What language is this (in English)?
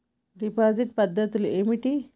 Telugu